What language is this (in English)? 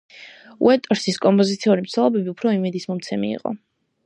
Georgian